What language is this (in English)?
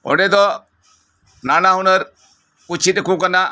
Santali